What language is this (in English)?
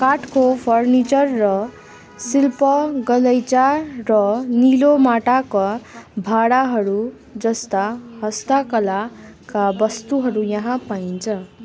Nepali